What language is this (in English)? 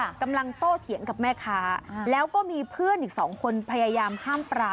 Thai